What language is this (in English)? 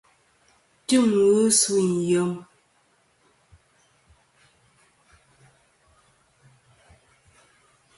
Kom